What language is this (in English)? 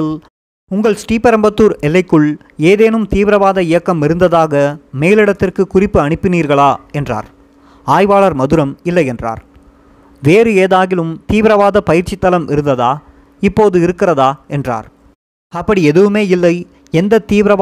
Tamil